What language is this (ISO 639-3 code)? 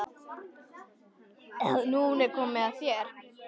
isl